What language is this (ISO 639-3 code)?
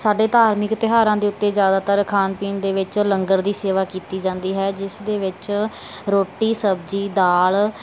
pan